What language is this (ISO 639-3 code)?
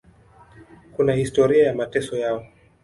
swa